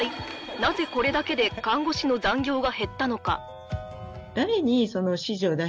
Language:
Japanese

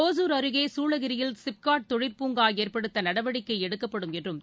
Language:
Tamil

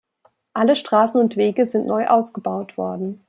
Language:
German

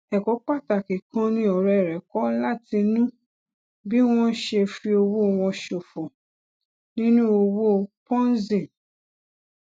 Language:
Yoruba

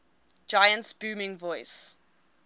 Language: English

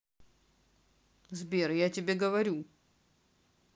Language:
Russian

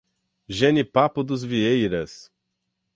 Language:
Portuguese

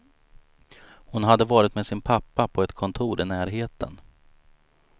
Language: Swedish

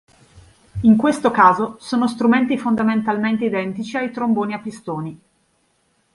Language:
Italian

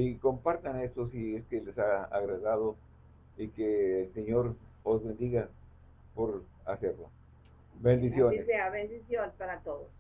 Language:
Spanish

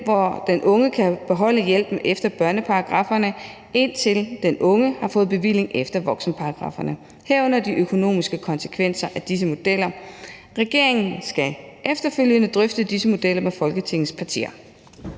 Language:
Danish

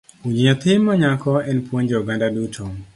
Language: Luo (Kenya and Tanzania)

